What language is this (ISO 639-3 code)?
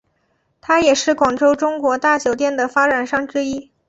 zho